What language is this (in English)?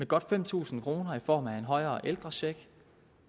Danish